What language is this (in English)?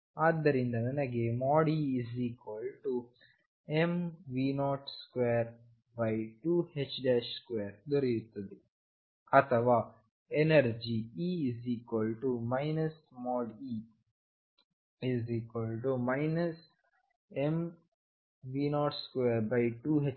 Kannada